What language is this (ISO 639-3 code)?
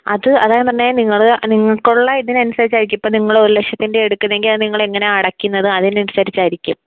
mal